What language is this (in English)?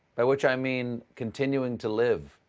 English